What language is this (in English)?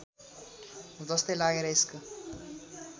Nepali